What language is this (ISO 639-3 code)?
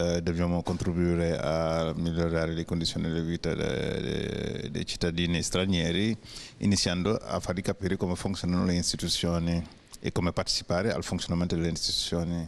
ita